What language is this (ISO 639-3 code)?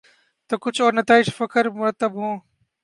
urd